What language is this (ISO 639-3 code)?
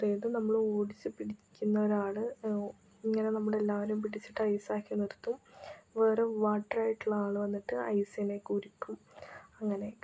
mal